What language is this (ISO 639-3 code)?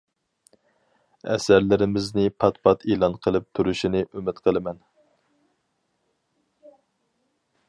uig